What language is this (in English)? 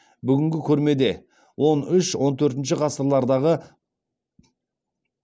Kazakh